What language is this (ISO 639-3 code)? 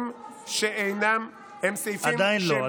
heb